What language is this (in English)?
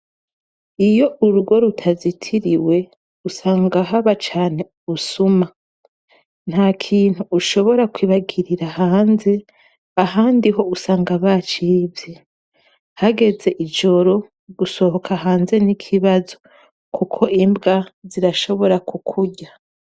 Rundi